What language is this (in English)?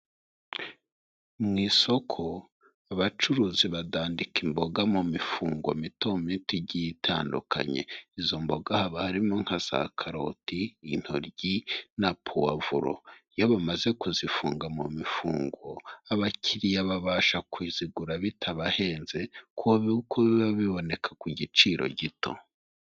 Kinyarwanda